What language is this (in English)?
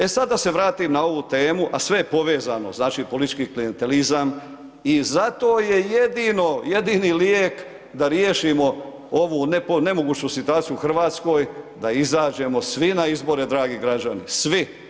Croatian